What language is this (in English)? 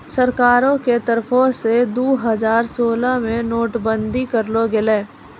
Maithili